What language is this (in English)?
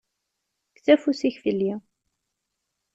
Kabyle